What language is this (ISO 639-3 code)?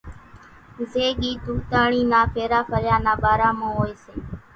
gjk